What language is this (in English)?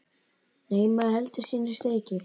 Icelandic